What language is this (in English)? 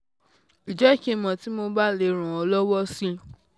Yoruba